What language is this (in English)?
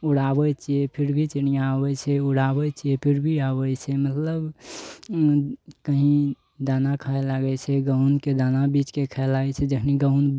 Maithili